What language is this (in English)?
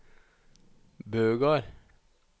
Norwegian